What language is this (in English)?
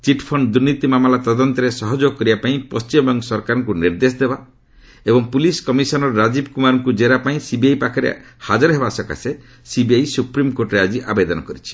Odia